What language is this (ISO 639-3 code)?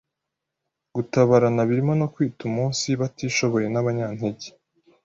kin